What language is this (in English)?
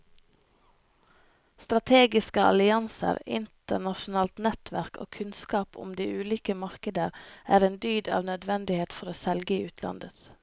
Norwegian